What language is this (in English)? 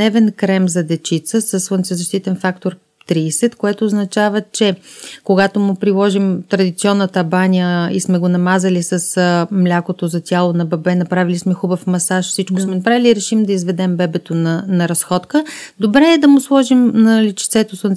Bulgarian